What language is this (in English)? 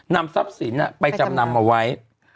Thai